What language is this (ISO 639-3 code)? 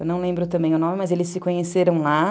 por